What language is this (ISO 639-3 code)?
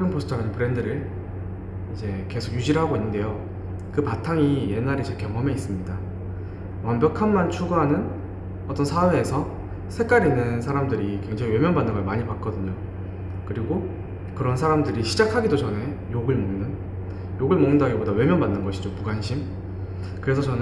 kor